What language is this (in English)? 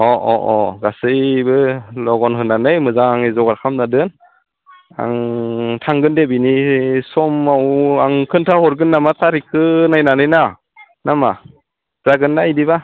Bodo